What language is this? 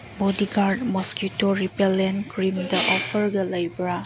Manipuri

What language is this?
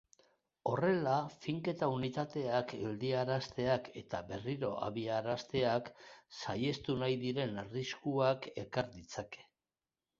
Basque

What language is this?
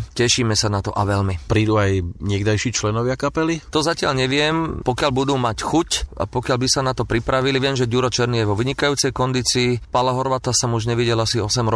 Slovak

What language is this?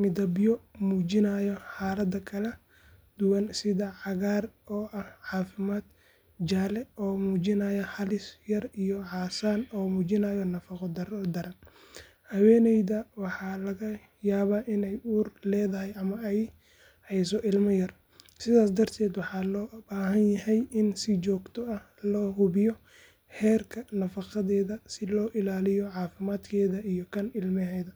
Somali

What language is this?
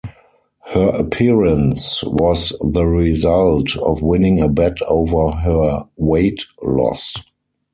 English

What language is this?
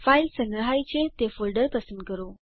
Gujarati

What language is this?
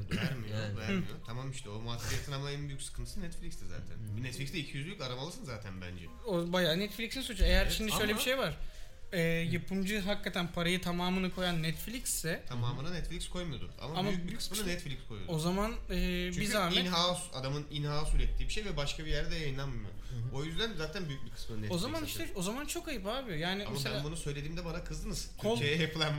Turkish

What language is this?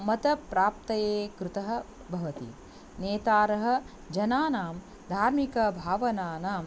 Sanskrit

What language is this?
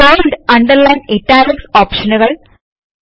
Malayalam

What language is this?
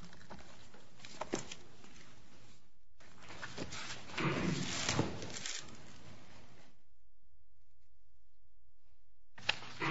English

